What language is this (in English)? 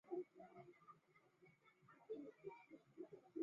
Chinese